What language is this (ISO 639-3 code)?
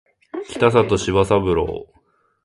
jpn